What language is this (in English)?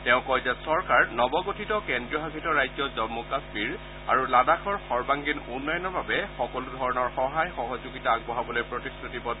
Assamese